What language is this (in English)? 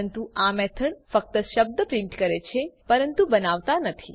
Gujarati